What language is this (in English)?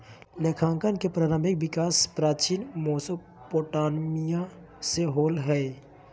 Magahi